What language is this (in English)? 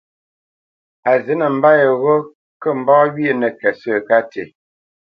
Bamenyam